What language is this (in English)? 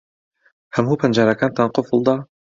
Central Kurdish